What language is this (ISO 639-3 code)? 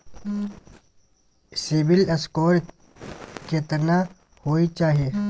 mai